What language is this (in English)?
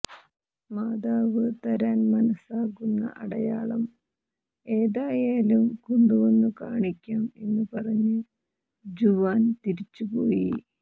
Malayalam